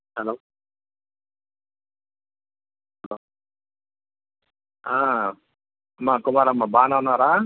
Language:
Telugu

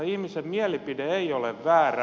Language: Finnish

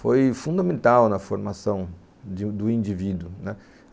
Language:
Portuguese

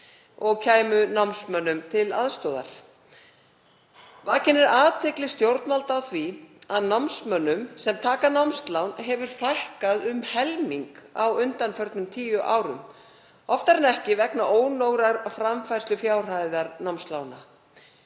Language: Icelandic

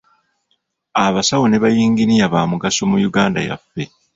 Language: Ganda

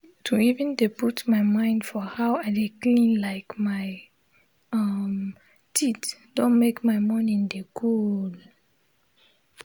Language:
Nigerian Pidgin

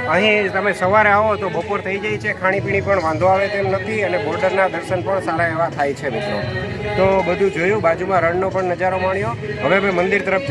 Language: Hindi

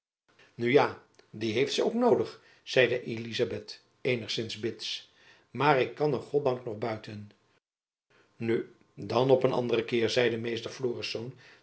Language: Dutch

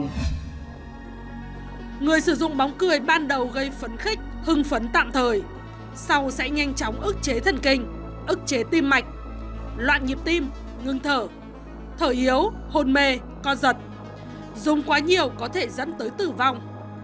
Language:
Vietnamese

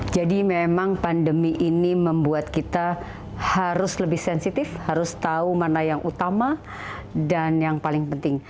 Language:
Indonesian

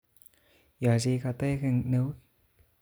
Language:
Kalenjin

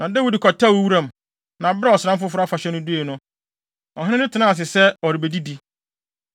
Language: Akan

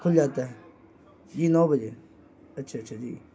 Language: Urdu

